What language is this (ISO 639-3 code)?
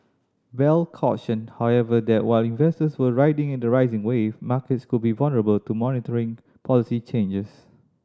eng